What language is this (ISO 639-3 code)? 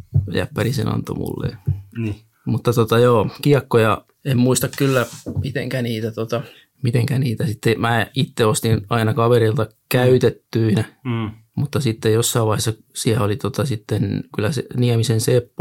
fin